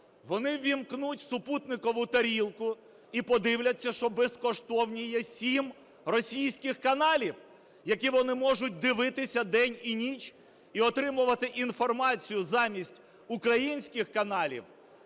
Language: Ukrainian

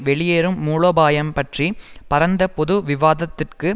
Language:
Tamil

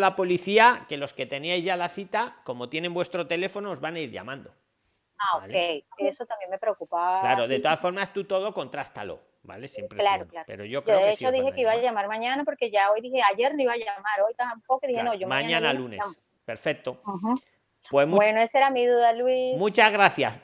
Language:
Spanish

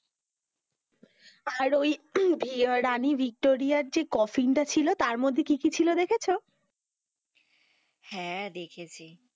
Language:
Bangla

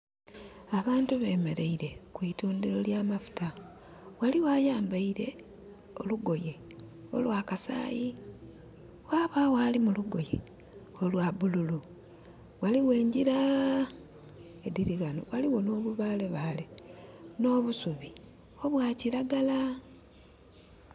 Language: Soga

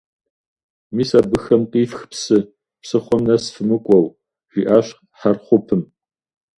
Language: Kabardian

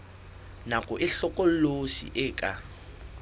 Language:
Southern Sotho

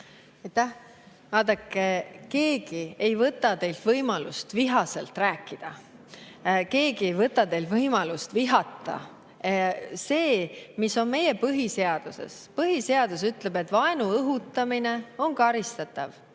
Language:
Estonian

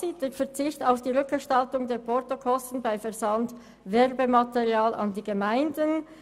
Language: Swiss German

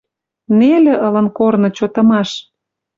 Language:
Western Mari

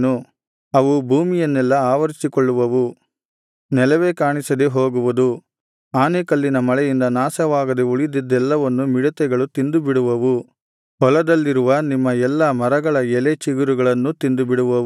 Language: Kannada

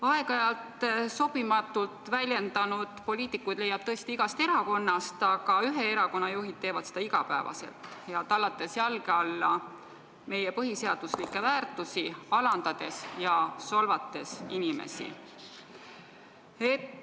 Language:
Estonian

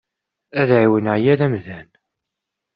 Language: Kabyle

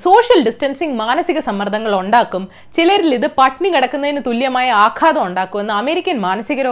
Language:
Malayalam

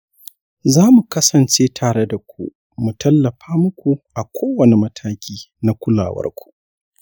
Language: Hausa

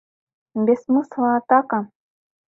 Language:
Mari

